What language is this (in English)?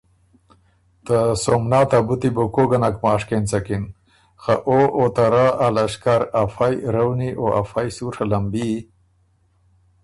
Ormuri